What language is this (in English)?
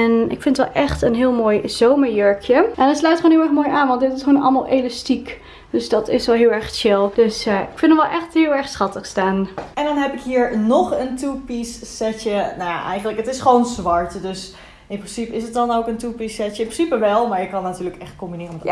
Dutch